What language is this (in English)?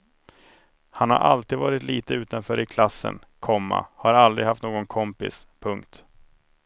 Swedish